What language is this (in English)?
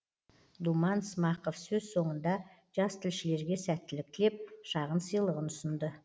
Kazakh